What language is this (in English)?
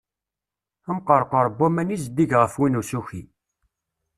Kabyle